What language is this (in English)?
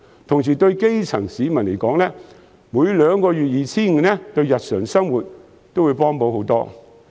Cantonese